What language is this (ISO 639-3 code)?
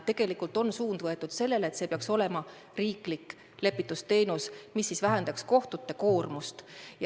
est